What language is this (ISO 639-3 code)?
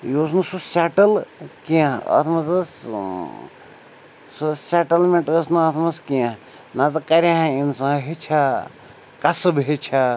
kas